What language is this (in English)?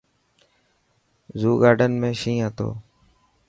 Dhatki